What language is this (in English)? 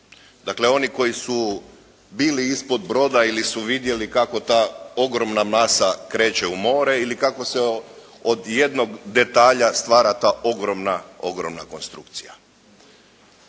Croatian